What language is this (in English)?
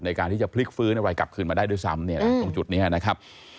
Thai